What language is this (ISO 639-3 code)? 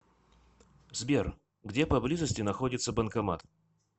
rus